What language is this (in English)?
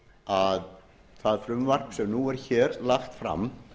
Icelandic